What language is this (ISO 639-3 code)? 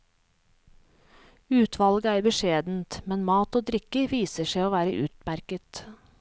nor